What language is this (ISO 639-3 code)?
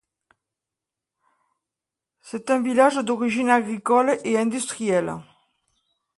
fra